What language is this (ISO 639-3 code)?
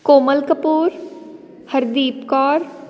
pan